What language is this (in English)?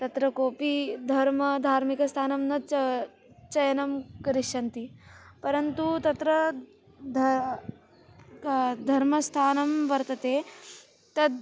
Sanskrit